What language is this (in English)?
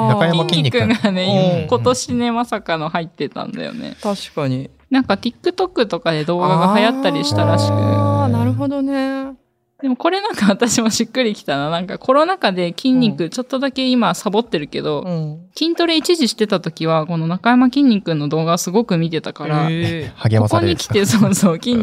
Japanese